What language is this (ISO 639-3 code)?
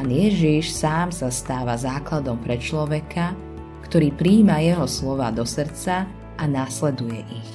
slk